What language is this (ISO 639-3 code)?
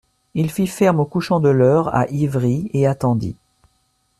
fra